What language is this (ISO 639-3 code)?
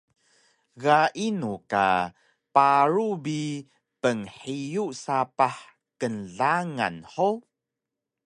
trv